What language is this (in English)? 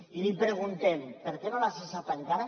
Catalan